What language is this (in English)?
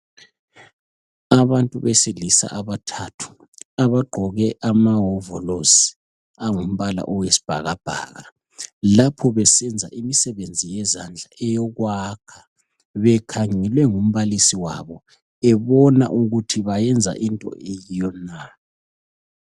North Ndebele